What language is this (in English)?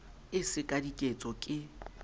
Southern Sotho